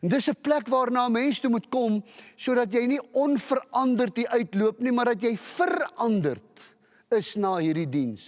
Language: Dutch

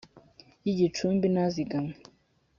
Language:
Kinyarwanda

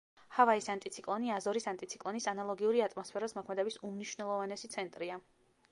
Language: Georgian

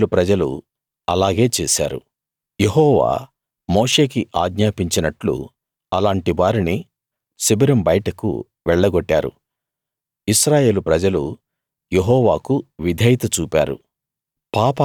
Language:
Telugu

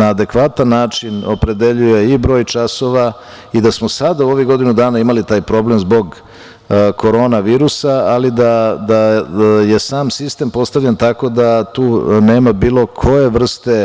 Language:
Serbian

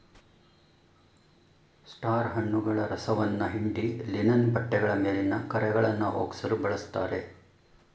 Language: Kannada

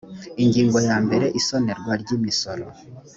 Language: Kinyarwanda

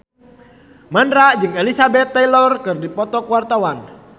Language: Sundanese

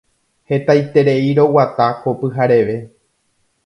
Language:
Guarani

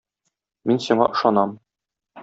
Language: Tatar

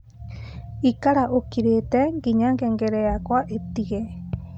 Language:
Kikuyu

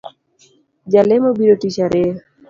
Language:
Luo (Kenya and Tanzania)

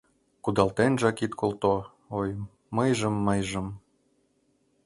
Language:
Mari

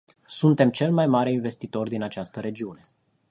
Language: Romanian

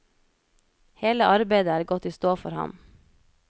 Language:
Norwegian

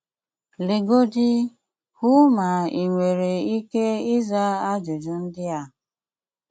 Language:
Igbo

